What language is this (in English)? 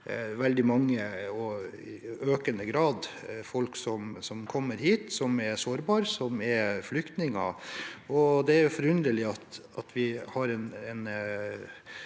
Norwegian